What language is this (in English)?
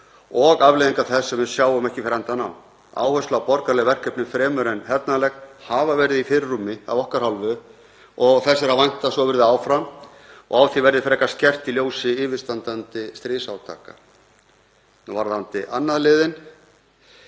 Icelandic